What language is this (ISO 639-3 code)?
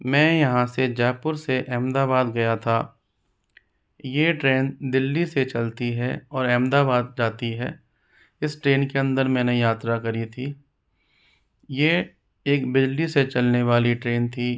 hin